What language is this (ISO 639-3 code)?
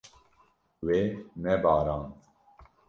kur